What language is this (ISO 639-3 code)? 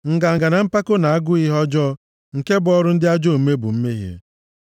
ibo